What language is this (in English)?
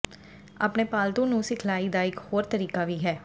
Punjabi